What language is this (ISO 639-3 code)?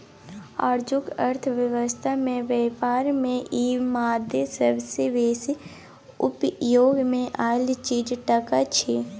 mai